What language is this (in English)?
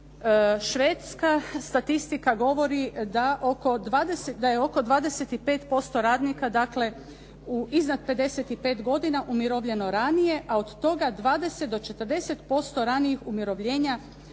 Croatian